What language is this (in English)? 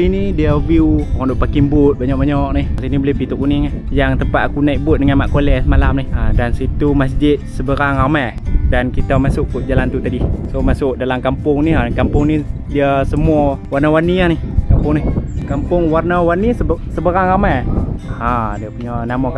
Malay